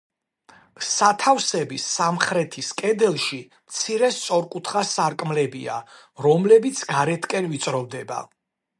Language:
Georgian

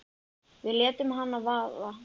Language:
Icelandic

